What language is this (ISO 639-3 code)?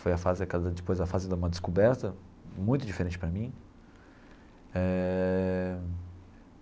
por